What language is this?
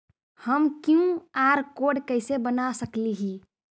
Magahi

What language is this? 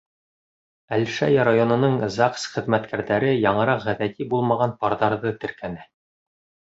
Bashkir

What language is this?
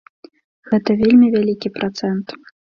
Belarusian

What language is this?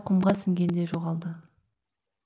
Kazakh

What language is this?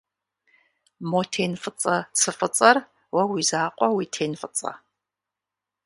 Kabardian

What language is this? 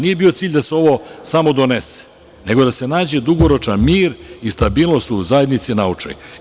Serbian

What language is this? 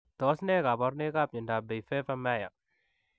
Kalenjin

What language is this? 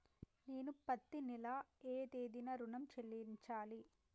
Telugu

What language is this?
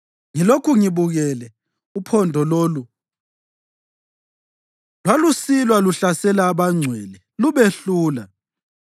North Ndebele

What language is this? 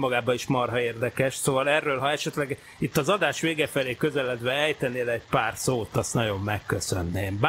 Hungarian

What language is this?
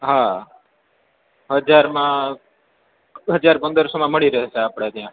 Gujarati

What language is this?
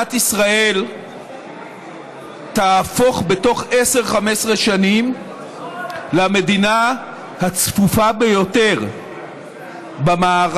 Hebrew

